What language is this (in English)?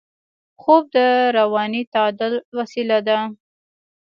Pashto